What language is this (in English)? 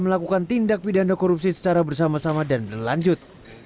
Indonesian